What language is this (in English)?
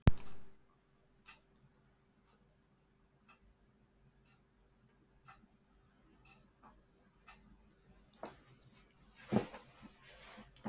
Icelandic